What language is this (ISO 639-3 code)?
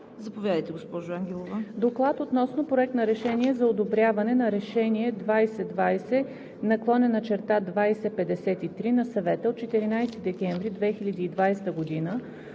bul